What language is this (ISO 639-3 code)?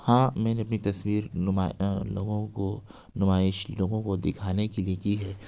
urd